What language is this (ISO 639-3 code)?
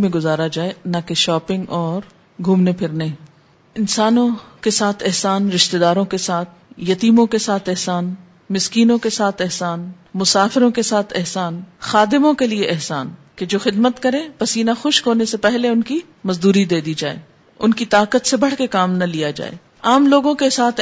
urd